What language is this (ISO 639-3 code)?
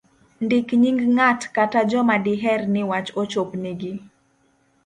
luo